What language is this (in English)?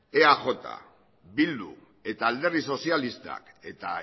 Basque